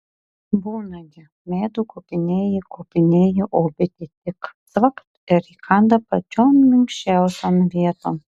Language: Lithuanian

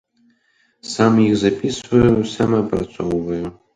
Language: Belarusian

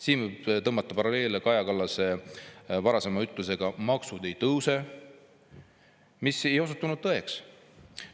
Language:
Estonian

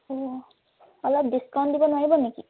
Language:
Assamese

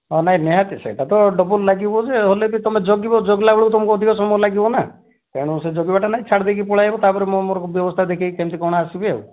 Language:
Odia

